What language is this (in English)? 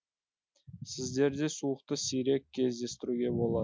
Kazakh